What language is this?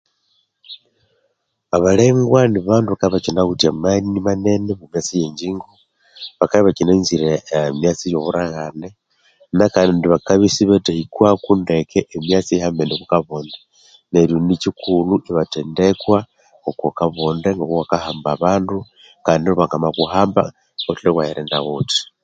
Konzo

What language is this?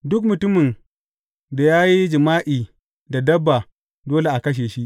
Hausa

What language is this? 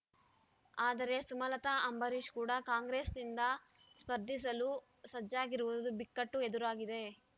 Kannada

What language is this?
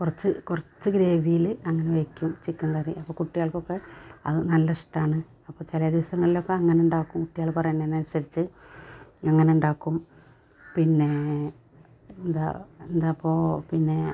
Malayalam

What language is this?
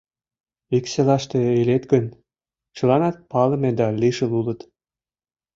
Mari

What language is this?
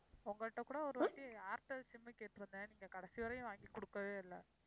Tamil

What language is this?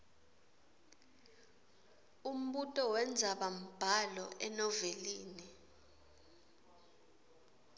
Swati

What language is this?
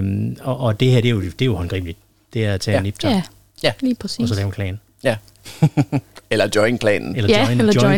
Danish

